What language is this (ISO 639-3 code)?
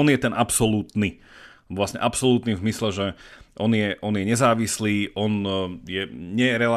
slk